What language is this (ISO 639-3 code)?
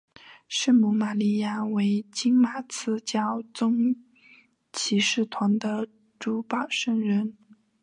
zho